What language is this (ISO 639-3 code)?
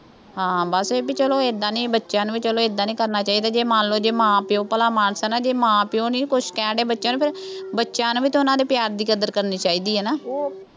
pan